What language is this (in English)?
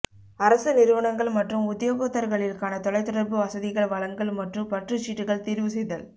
Tamil